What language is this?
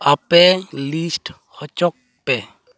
Santali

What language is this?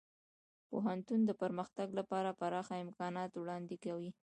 Pashto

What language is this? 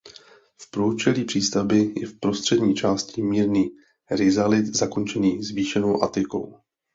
Czech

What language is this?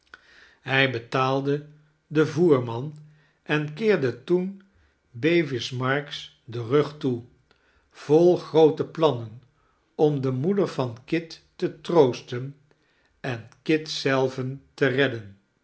Dutch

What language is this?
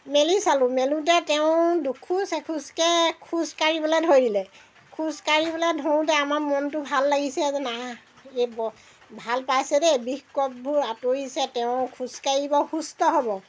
Assamese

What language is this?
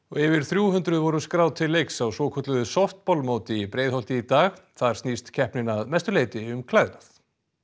Icelandic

